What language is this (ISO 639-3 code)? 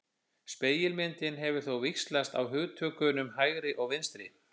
isl